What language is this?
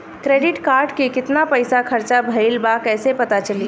Bhojpuri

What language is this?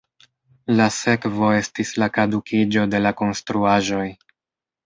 Esperanto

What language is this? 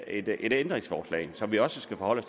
Danish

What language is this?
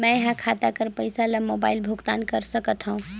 Chhattisgarhi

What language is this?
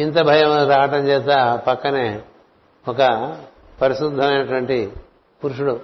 Telugu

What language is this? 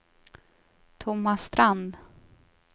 Swedish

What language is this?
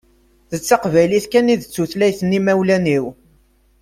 Kabyle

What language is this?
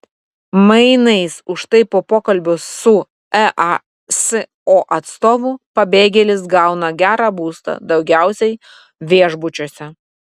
Lithuanian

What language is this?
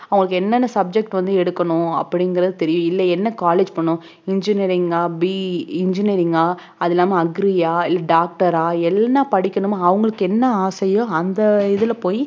Tamil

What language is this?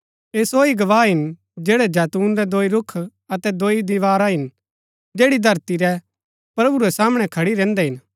Gaddi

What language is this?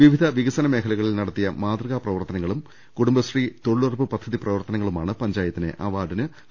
Malayalam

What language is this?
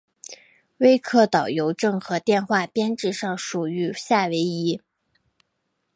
Chinese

